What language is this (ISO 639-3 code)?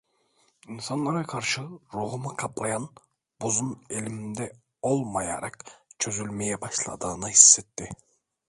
tur